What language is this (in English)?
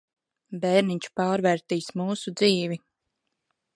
Latvian